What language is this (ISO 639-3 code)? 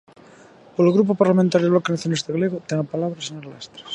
glg